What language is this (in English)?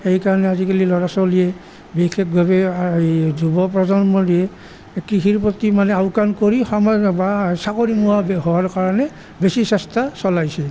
Assamese